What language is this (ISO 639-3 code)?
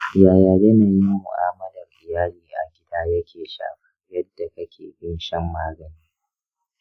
hau